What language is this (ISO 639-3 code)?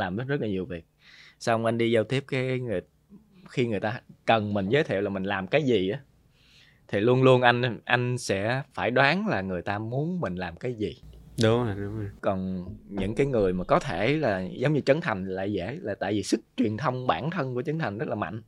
vie